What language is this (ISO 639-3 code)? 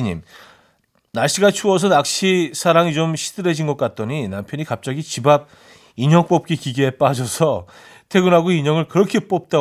kor